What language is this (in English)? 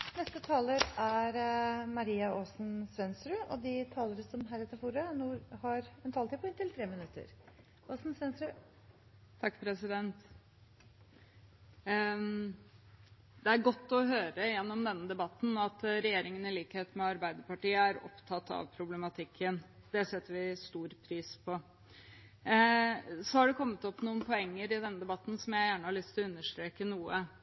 Norwegian Bokmål